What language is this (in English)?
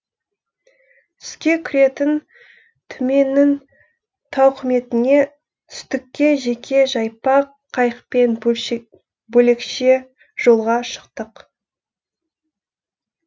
Kazakh